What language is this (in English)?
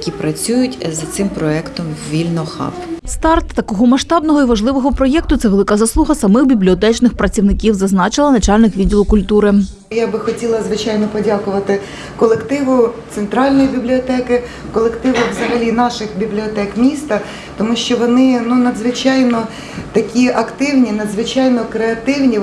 Ukrainian